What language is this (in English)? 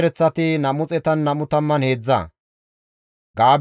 Gamo